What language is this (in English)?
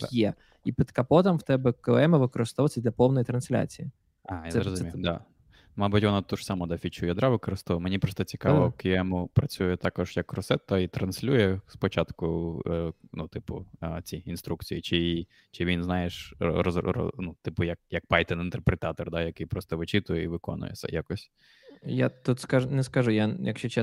Ukrainian